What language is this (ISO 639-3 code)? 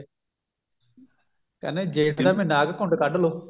pan